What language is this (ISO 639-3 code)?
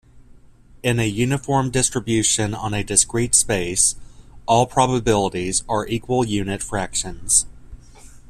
eng